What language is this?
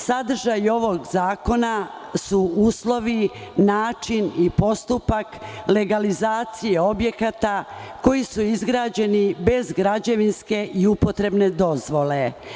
Serbian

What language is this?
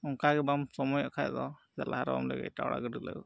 Santali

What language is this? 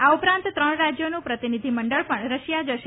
Gujarati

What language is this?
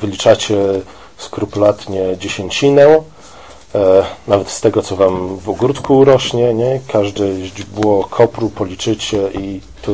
Polish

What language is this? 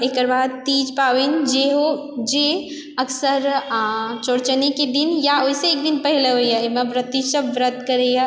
Maithili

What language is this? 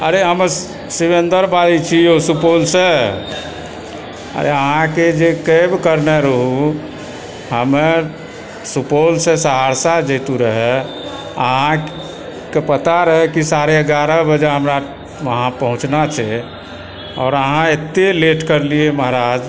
Maithili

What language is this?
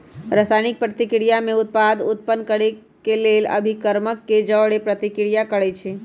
Magahi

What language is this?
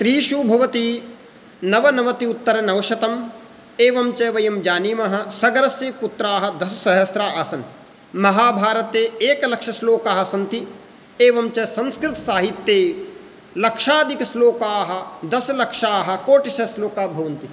Sanskrit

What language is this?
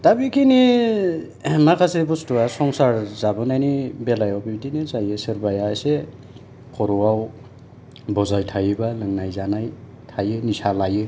Bodo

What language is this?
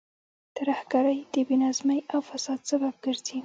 Pashto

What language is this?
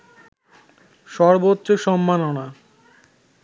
Bangla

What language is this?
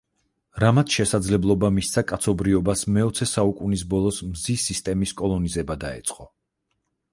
Georgian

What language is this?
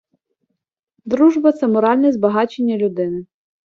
Ukrainian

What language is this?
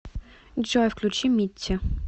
Russian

